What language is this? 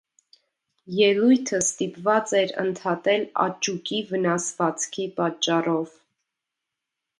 Armenian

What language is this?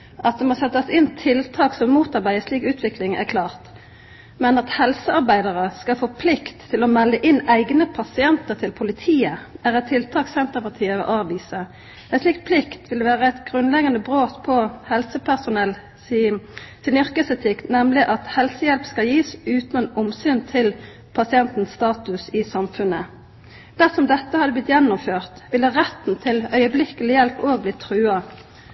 Norwegian Nynorsk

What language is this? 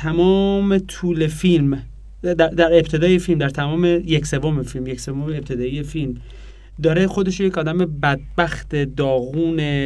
Persian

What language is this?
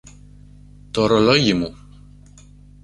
Greek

